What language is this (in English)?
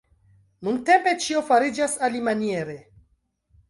Esperanto